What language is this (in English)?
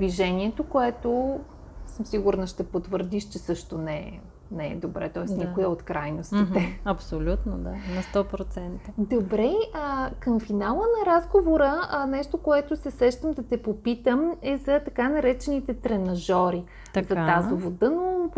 Bulgarian